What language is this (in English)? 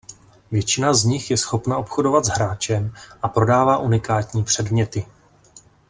Czech